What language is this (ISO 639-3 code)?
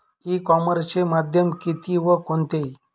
mar